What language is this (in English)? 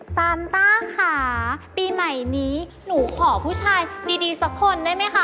Thai